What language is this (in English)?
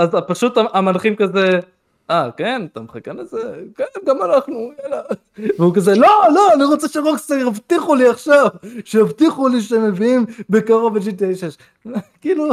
Hebrew